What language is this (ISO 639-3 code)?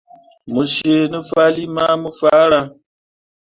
mua